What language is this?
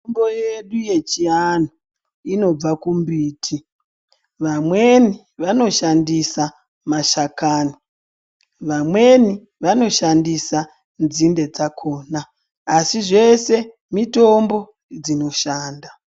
Ndau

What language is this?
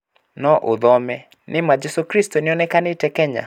Kikuyu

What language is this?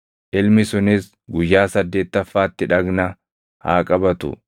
Oromo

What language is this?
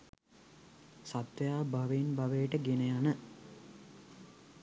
Sinhala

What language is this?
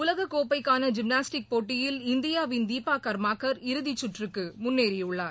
Tamil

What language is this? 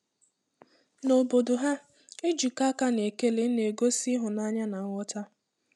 Igbo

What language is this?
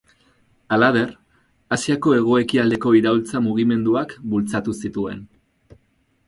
Basque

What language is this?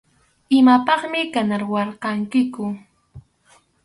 Arequipa-La Unión Quechua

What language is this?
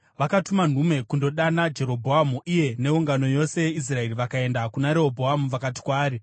Shona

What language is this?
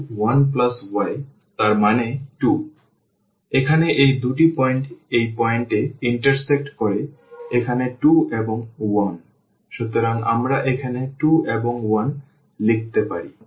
Bangla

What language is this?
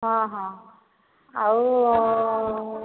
Odia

